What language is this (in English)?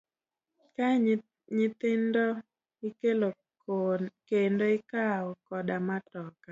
Luo (Kenya and Tanzania)